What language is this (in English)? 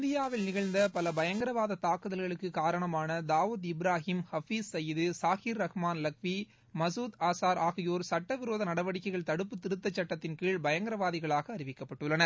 Tamil